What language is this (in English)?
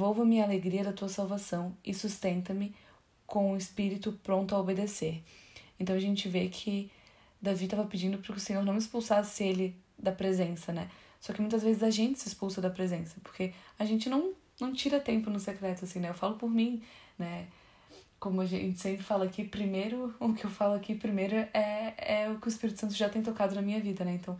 Portuguese